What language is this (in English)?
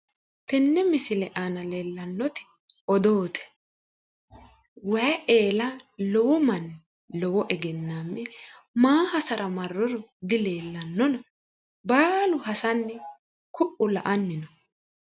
Sidamo